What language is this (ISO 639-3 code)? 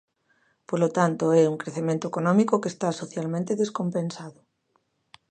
glg